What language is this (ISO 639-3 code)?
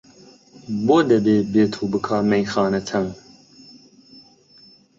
ckb